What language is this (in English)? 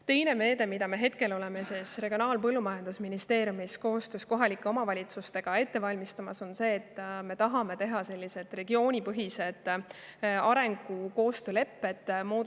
Estonian